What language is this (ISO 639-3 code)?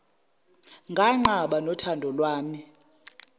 zul